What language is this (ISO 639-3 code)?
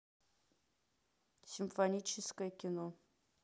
rus